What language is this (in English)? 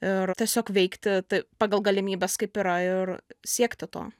Lithuanian